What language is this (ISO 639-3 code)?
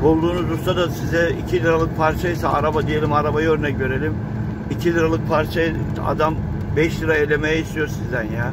tur